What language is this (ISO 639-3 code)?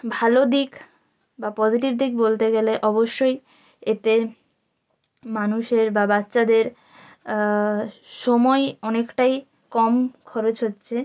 ben